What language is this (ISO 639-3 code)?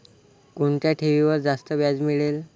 mar